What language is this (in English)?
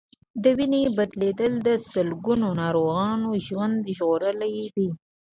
Pashto